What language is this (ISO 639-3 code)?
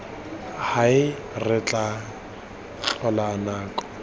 tsn